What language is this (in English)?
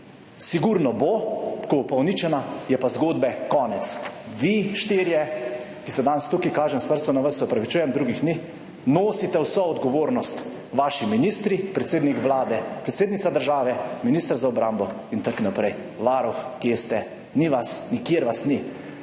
Slovenian